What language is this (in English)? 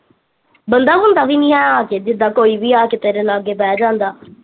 Punjabi